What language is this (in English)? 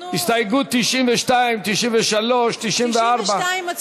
Hebrew